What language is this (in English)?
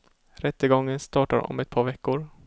Swedish